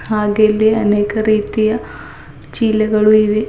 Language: Kannada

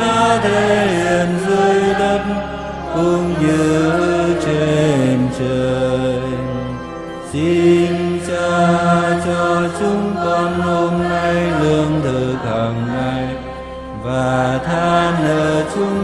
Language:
Vietnamese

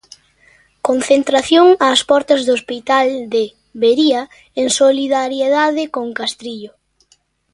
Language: Galician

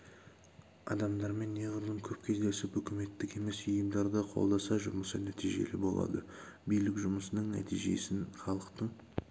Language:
Kazakh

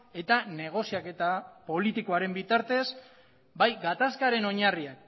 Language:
Basque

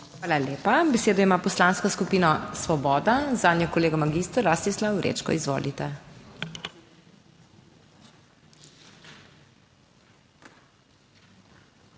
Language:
Slovenian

